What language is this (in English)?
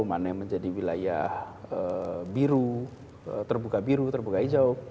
Indonesian